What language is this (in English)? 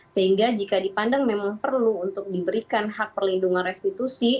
Indonesian